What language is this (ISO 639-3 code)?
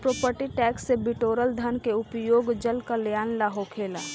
bho